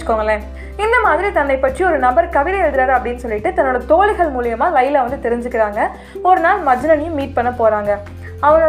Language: Tamil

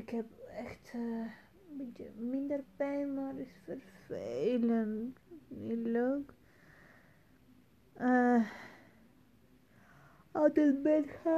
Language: Dutch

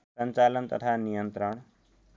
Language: Nepali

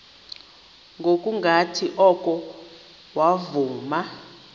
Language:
Xhosa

